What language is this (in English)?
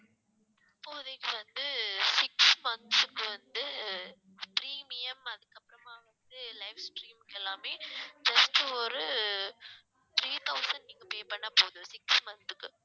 Tamil